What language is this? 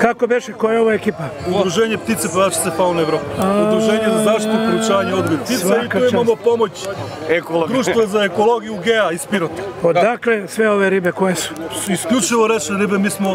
Russian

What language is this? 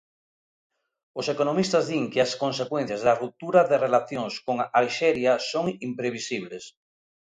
Galician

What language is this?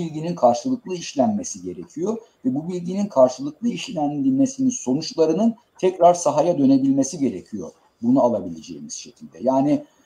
Turkish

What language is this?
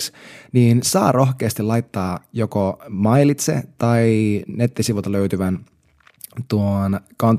Finnish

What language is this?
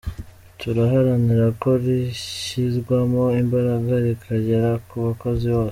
Kinyarwanda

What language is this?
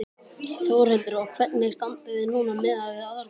Icelandic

